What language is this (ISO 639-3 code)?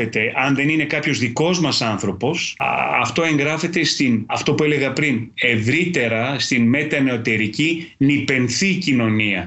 ell